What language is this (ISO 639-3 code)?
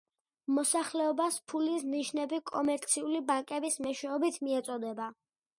kat